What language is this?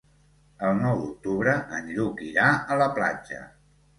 Catalan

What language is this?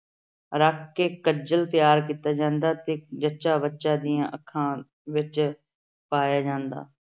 Punjabi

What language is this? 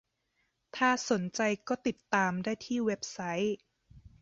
Thai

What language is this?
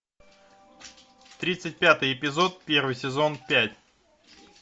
Russian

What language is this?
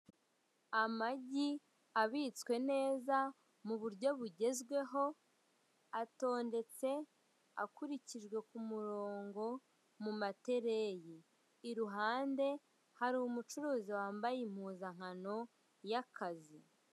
Kinyarwanda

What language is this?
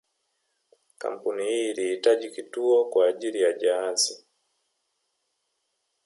Swahili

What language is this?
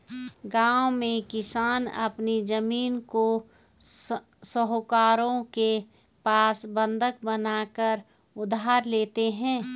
Hindi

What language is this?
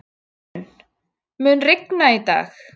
Icelandic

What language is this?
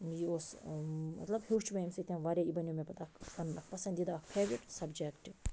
Kashmiri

